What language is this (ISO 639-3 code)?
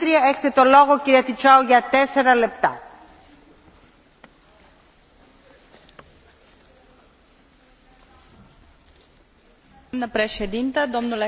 ron